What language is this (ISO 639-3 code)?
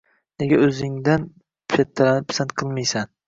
uzb